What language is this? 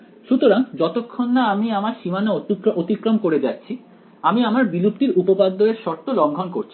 Bangla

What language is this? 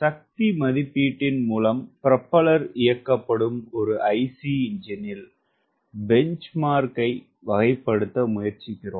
Tamil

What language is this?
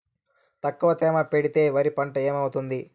Telugu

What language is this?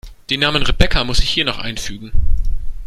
German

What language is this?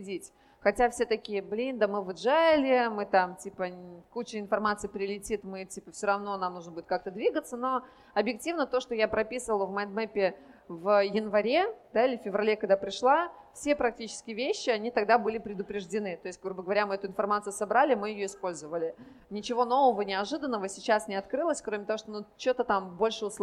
Russian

